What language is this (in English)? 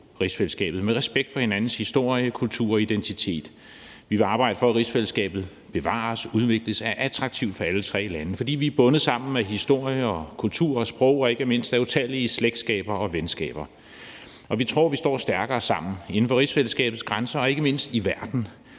Danish